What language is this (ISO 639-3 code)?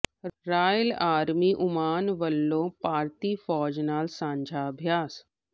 pan